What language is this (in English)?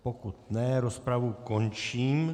Czech